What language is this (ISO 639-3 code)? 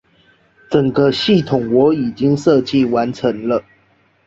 zho